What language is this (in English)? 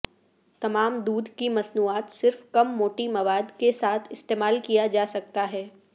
Urdu